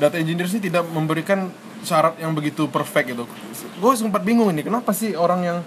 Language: Indonesian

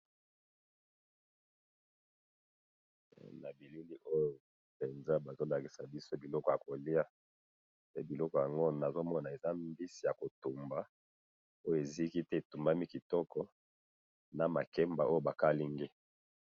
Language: Lingala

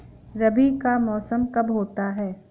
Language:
Hindi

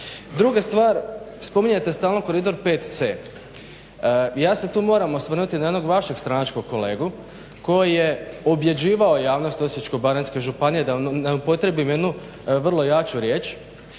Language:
Croatian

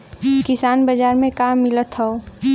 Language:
Bhojpuri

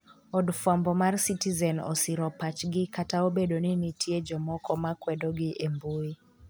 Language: Luo (Kenya and Tanzania)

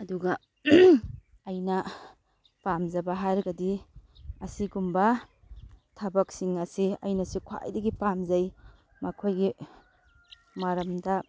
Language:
Manipuri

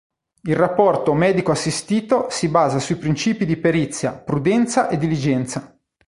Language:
Italian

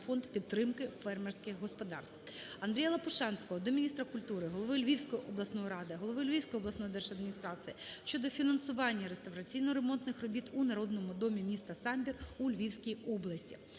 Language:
Ukrainian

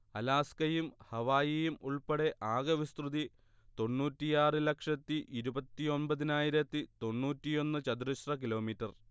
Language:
Malayalam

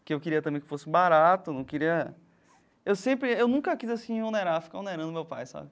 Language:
Portuguese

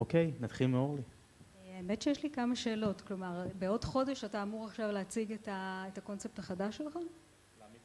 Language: Hebrew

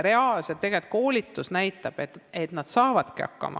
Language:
Estonian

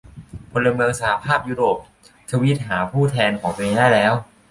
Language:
Thai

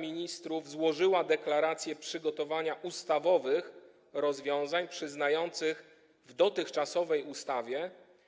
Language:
Polish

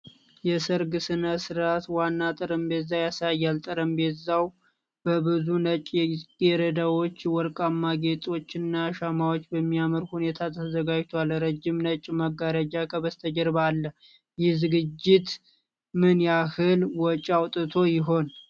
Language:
Amharic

